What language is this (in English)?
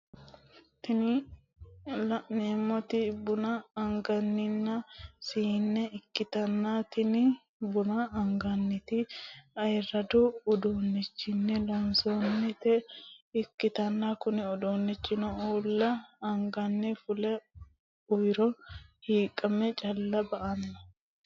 Sidamo